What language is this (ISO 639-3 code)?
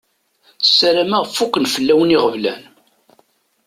kab